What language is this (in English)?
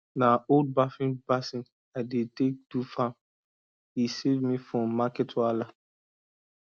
Nigerian Pidgin